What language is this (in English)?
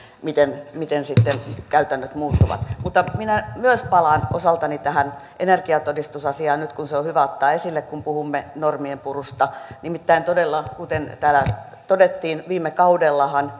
Finnish